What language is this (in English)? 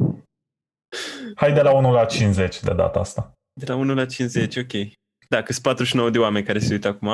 Romanian